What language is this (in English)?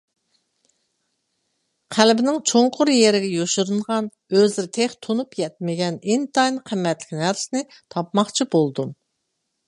Uyghur